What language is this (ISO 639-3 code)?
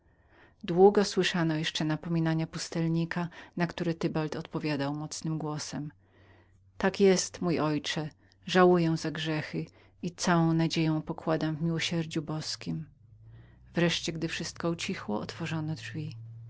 pol